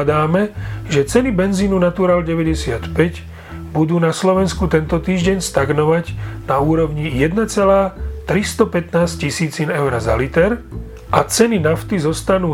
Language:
Slovak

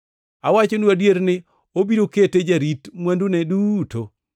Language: Luo (Kenya and Tanzania)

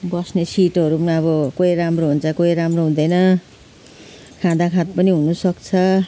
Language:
Nepali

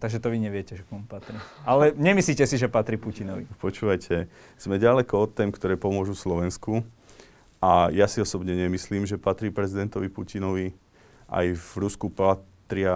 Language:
Slovak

